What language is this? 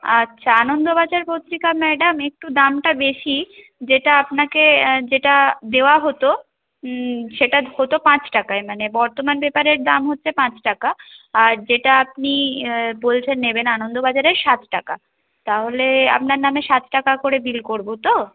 Bangla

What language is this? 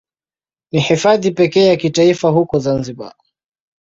Swahili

